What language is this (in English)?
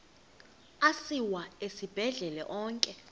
Xhosa